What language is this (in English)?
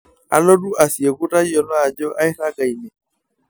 Masai